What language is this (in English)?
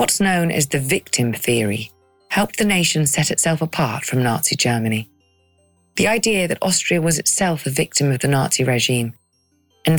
English